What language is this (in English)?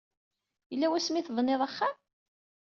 Kabyle